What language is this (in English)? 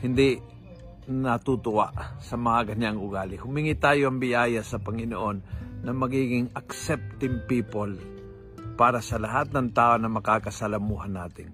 Filipino